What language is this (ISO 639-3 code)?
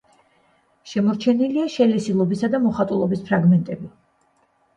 kat